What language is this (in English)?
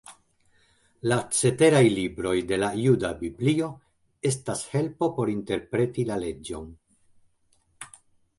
Esperanto